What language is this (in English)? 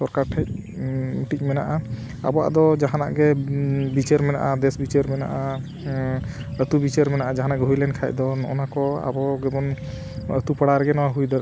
Santali